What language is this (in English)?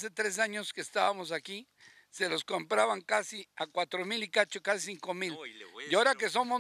Spanish